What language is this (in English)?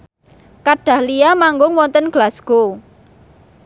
Javanese